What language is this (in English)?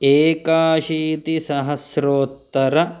Sanskrit